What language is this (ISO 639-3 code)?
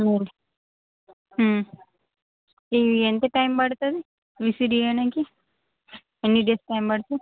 tel